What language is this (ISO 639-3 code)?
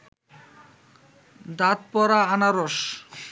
ben